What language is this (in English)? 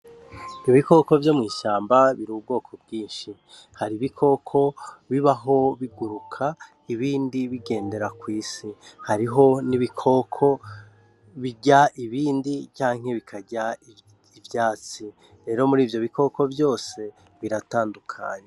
Rundi